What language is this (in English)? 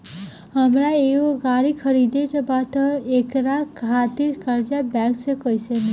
Bhojpuri